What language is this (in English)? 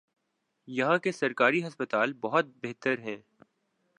Urdu